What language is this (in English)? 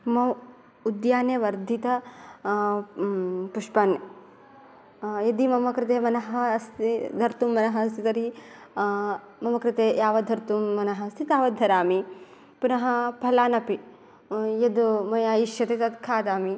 Sanskrit